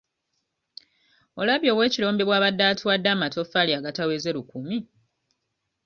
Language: Ganda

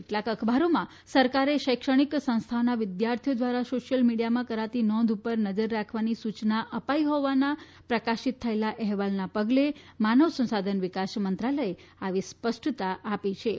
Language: Gujarati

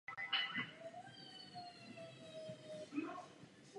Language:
Czech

